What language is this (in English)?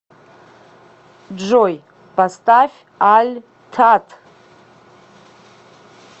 Russian